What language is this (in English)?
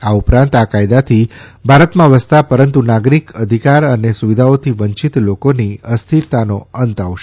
Gujarati